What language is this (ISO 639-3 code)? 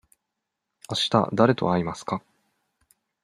jpn